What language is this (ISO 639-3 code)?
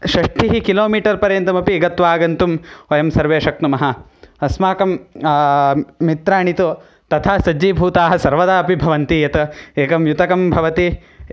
san